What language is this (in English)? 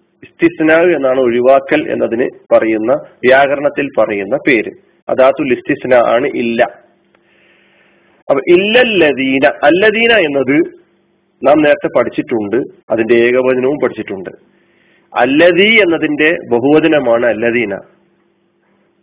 Malayalam